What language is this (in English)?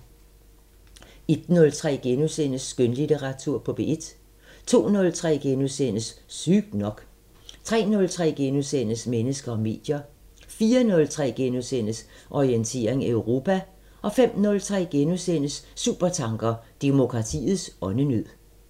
Danish